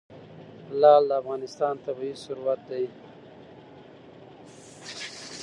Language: Pashto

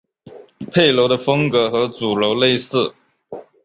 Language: Chinese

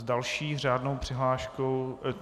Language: Czech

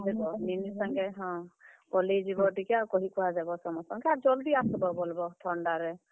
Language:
Odia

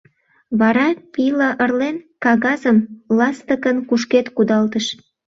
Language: Mari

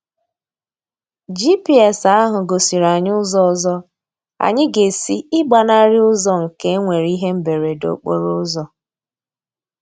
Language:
Igbo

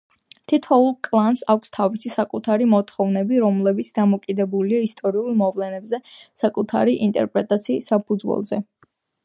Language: Georgian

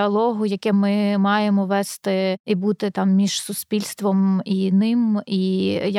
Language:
Ukrainian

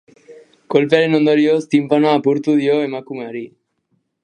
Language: Basque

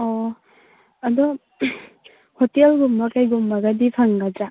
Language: Manipuri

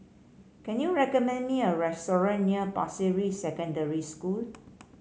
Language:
English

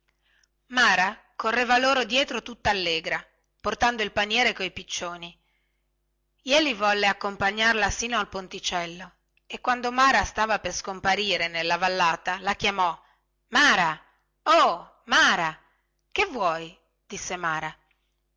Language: Italian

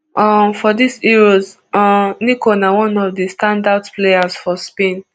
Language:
Nigerian Pidgin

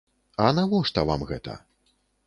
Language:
Belarusian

